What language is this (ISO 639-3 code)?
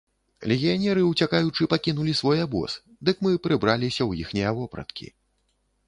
bel